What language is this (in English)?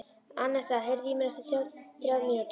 Icelandic